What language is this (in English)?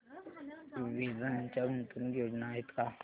Marathi